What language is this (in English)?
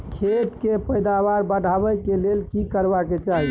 Maithili